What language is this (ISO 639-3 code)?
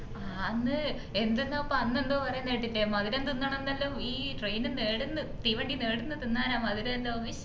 mal